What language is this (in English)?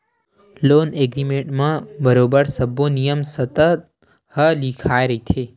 Chhattisgarhi